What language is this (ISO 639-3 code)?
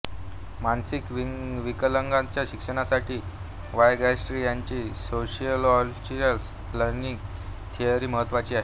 mar